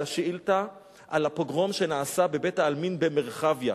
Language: Hebrew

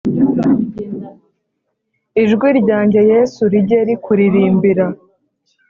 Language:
Kinyarwanda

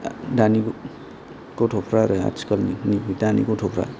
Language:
Bodo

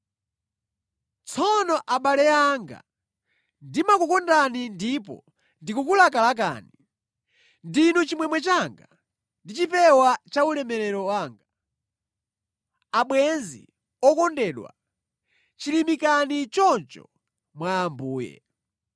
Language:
Nyanja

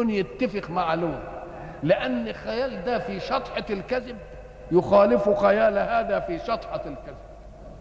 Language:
Arabic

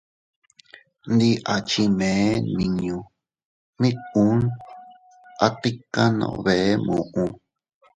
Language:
Teutila Cuicatec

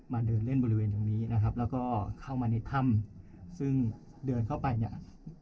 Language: Thai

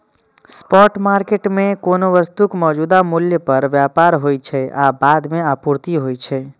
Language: Maithili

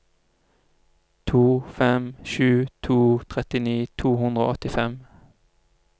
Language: Norwegian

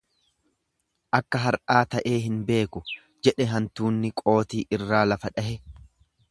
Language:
Oromo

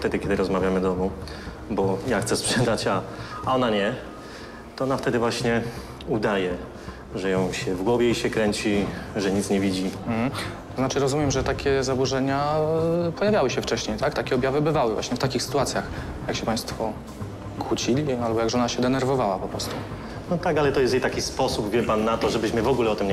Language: Polish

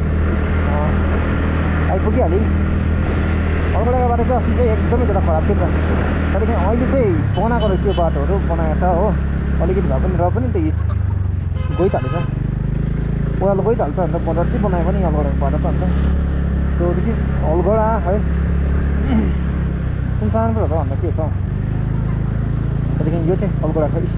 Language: Indonesian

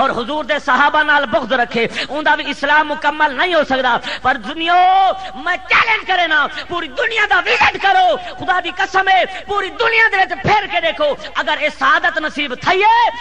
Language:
Hindi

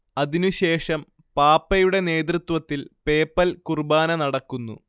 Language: Malayalam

